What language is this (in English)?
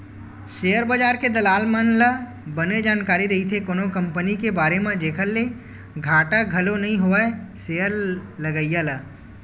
Chhattisgarhi